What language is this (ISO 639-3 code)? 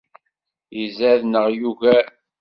kab